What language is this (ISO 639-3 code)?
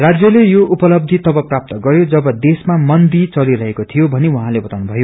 nep